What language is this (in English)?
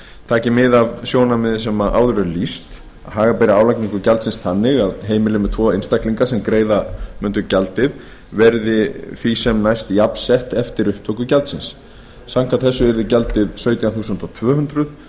Icelandic